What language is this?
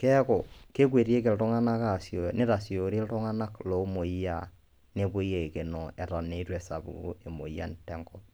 Masai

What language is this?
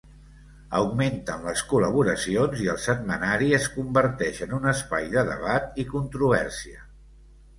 Catalan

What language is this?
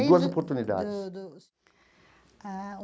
Portuguese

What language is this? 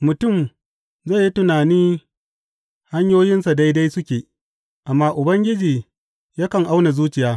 Hausa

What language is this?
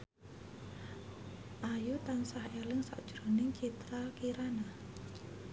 Javanese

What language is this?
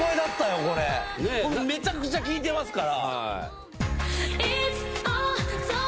Japanese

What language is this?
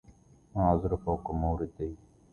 Arabic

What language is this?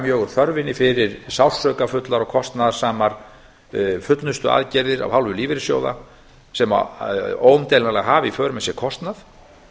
Icelandic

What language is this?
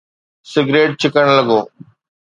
Sindhi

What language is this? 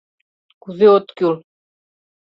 Mari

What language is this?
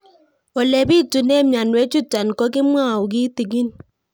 Kalenjin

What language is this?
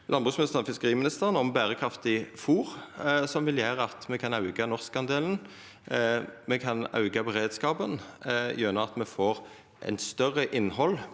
Norwegian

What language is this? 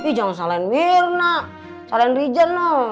Indonesian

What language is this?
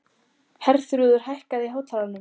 Icelandic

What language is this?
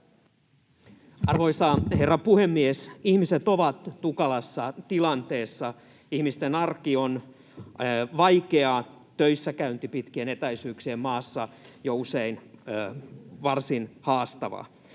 Finnish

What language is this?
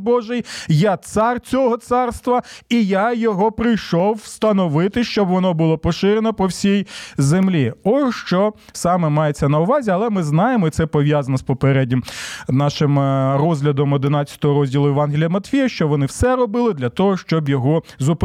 Ukrainian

